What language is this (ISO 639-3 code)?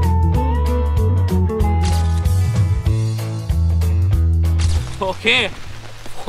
tha